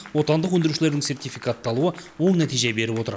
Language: Kazakh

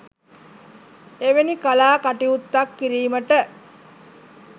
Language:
Sinhala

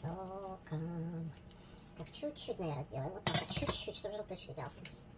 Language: Russian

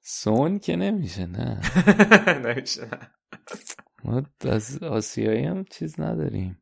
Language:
Persian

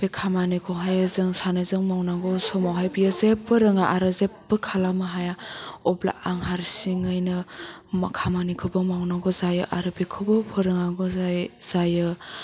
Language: Bodo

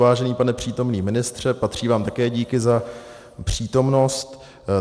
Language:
Czech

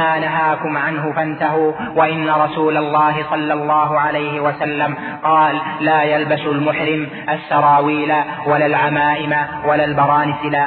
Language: Arabic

